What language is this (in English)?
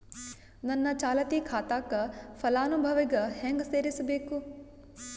Kannada